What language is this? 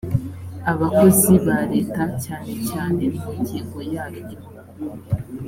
Kinyarwanda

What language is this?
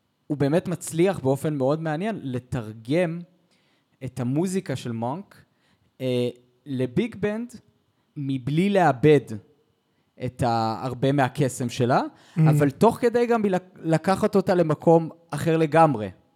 Hebrew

